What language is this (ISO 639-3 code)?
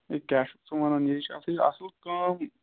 kas